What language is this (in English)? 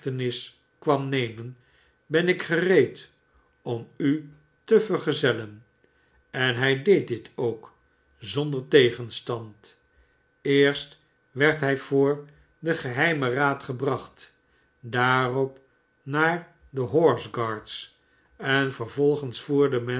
Dutch